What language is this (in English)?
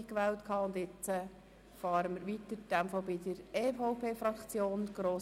Swiss German